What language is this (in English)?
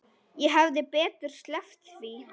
Icelandic